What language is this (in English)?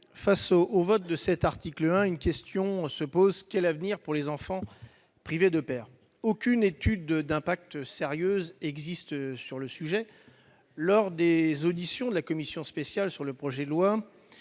French